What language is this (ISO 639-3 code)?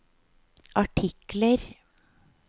nor